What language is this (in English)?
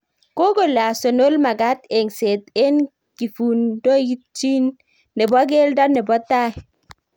Kalenjin